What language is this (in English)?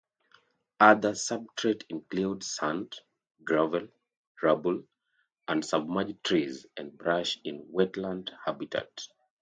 English